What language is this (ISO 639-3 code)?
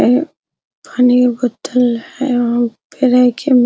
hin